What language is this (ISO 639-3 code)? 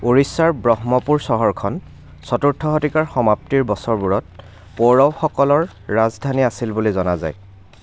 asm